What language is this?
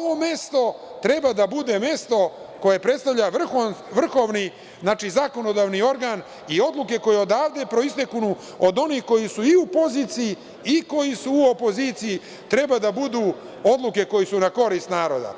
Serbian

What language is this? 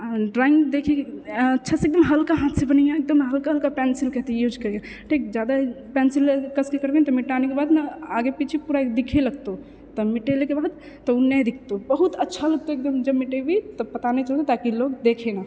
Maithili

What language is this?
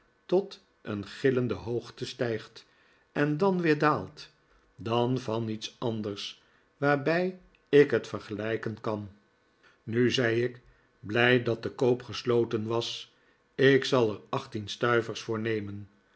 Dutch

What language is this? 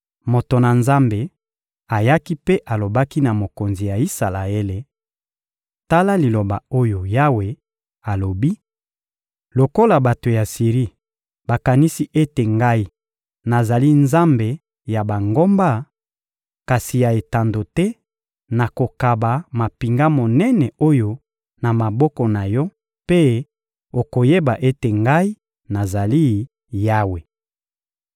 Lingala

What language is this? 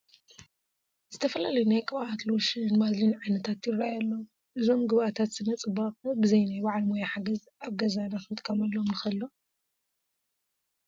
Tigrinya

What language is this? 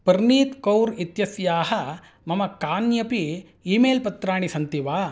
Sanskrit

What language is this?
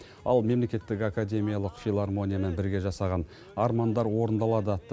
Kazakh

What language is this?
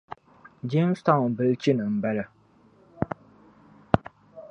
Dagbani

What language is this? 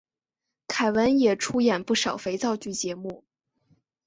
Chinese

